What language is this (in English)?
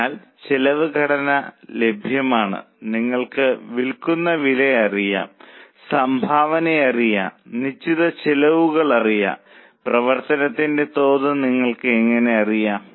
Malayalam